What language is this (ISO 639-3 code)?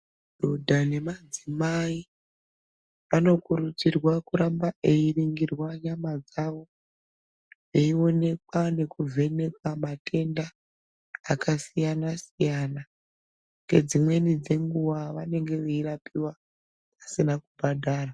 ndc